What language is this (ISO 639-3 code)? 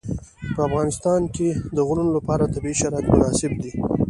pus